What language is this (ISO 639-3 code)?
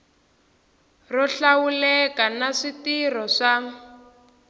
tso